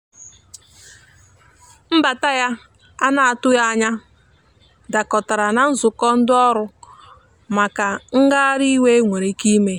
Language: Igbo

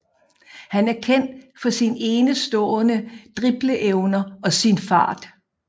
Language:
Danish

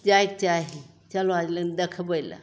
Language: Maithili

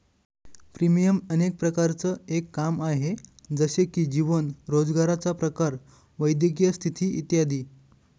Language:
Marathi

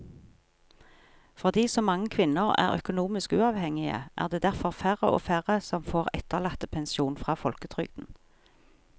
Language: Norwegian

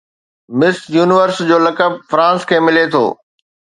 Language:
Sindhi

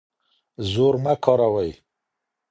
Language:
Pashto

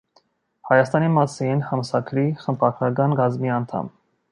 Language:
Armenian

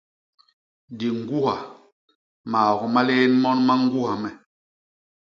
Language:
Basaa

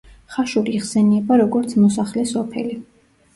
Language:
Georgian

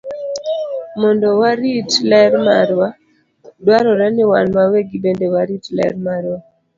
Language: Luo (Kenya and Tanzania)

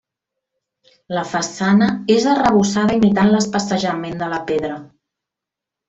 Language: Catalan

